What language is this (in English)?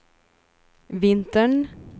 Swedish